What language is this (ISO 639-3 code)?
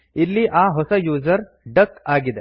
kan